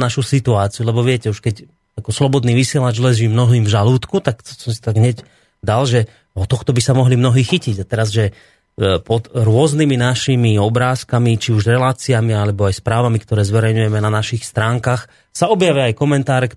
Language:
Slovak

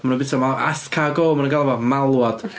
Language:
Welsh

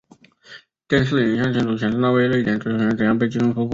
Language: Chinese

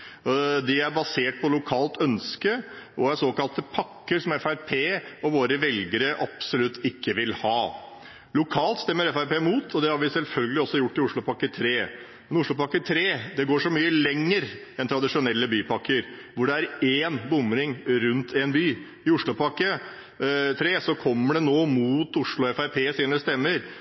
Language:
Norwegian Bokmål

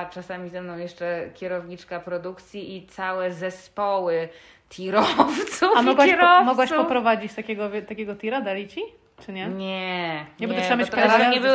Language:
Polish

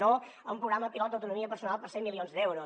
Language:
Catalan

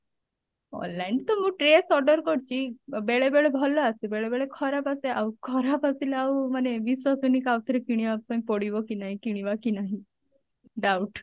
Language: Odia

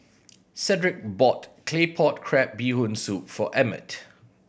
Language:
English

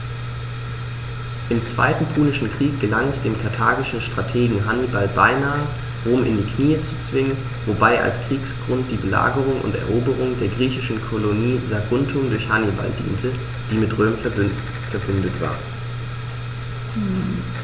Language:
German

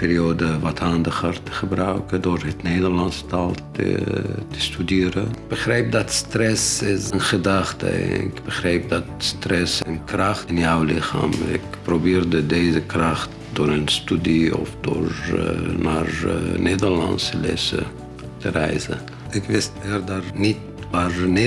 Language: Dutch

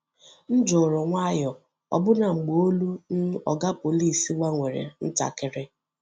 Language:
Igbo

